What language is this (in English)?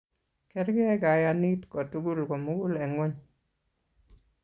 Kalenjin